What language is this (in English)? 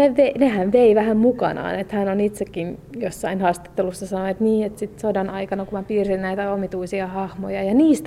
Finnish